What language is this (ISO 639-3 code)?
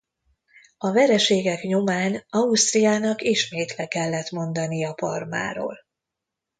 hun